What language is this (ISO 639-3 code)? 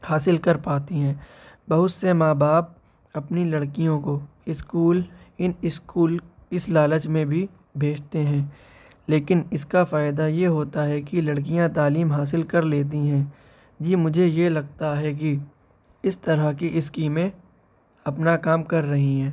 urd